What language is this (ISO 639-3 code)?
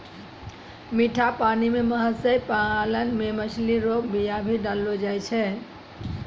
mai